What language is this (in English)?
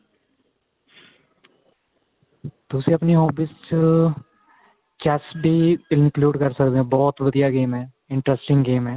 Punjabi